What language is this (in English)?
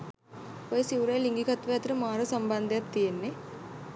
Sinhala